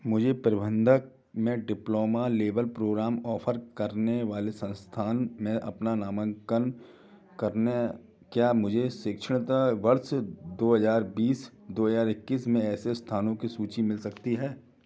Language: Hindi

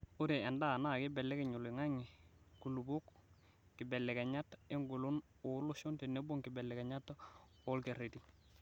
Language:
Masai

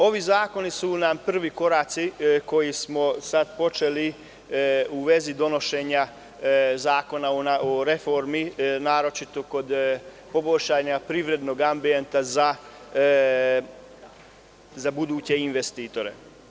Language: Serbian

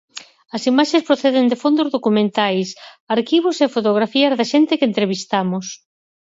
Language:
Galician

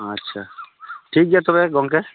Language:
Santali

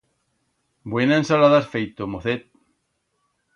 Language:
Aragonese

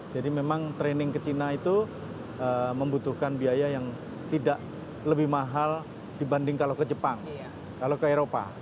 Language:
Indonesian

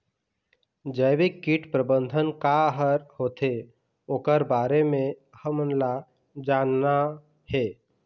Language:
Chhattisgarhi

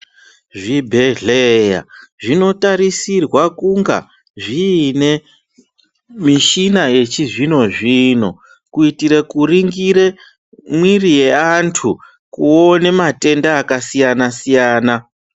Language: Ndau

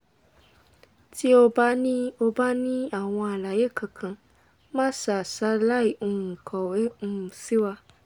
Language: Yoruba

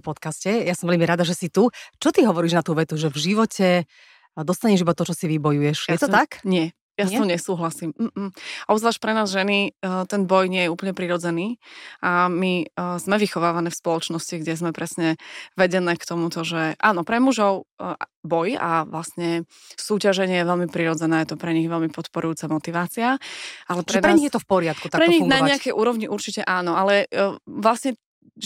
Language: Slovak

